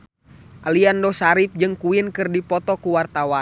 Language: Sundanese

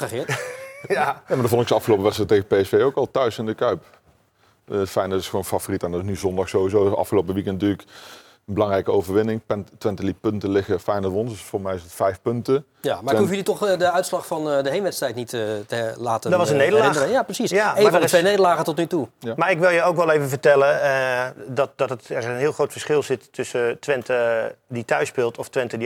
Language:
Dutch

